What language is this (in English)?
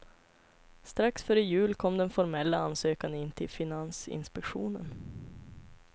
Swedish